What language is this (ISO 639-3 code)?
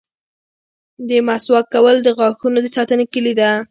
pus